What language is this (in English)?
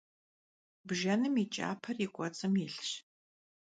Kabardian